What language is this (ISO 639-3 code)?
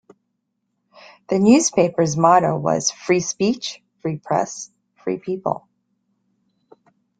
eng